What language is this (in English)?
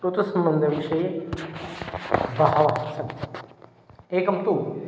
Sanskrit